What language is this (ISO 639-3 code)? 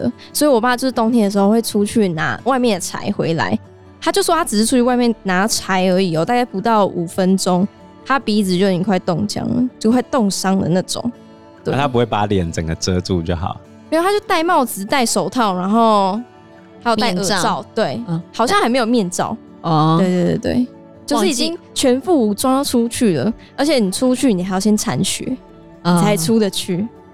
zho